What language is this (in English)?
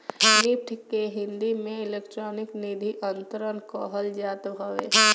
Bhojpuri